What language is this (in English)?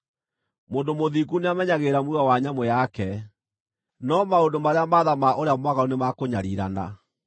Kikuyu